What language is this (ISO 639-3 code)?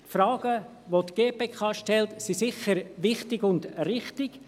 gsw